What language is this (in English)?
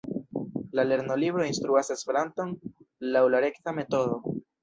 Esperanto